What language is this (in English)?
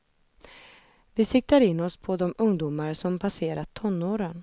Swedish